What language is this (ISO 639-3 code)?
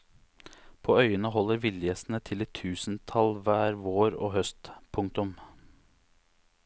nor